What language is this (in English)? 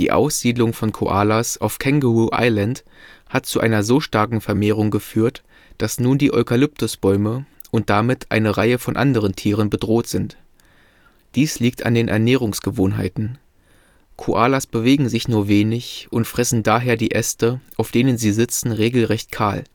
German